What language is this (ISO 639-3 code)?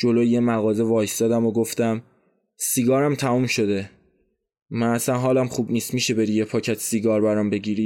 fas